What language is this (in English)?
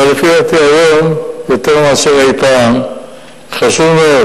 Hebrew